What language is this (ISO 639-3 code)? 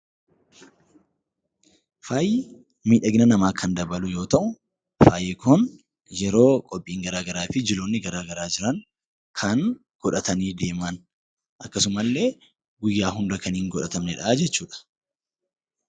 orm